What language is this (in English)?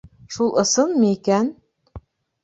Bashkir